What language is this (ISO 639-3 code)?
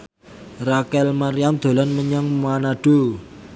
jav